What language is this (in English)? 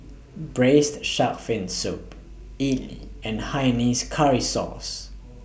English